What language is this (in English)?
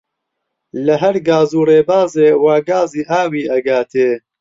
Central Kurdish